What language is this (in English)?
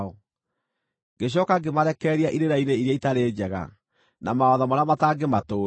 Kikuyu